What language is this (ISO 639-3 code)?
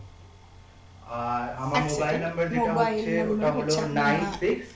ben